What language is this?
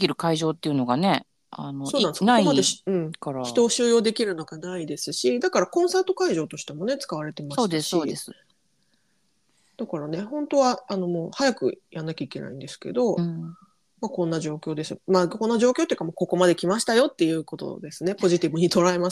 Japanese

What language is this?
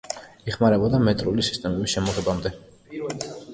Georgian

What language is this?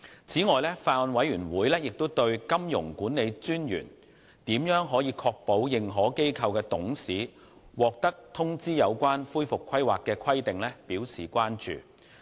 Cantonese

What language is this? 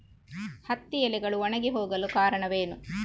Kannada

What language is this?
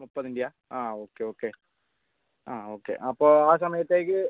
Malayalam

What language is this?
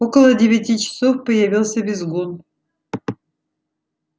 Russian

